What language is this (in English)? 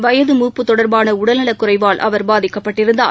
Tamil